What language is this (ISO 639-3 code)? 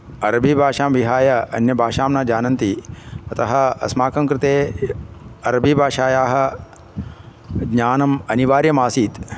san